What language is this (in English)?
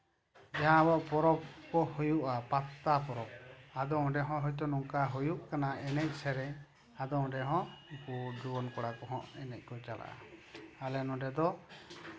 Santali